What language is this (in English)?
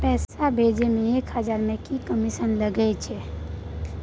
Maithili